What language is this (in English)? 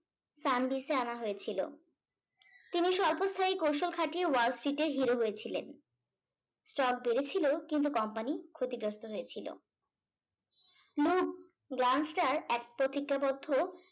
Bangla